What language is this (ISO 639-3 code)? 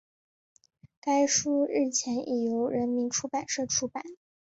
zho